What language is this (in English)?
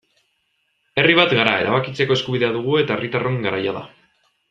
Basque